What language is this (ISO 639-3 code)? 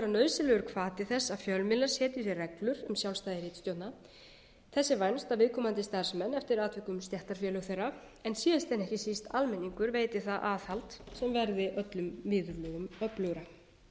isl